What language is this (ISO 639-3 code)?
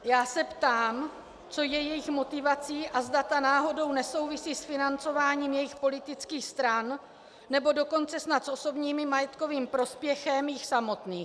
ces